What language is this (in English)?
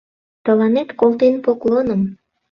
Mari